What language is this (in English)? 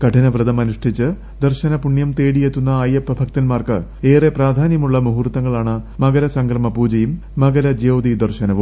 Malayalam